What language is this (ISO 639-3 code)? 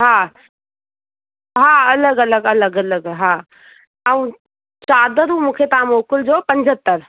snd